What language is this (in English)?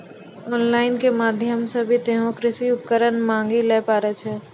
Maithili